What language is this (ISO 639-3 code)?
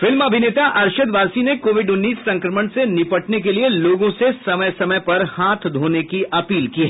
hin